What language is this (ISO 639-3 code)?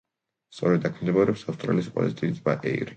kat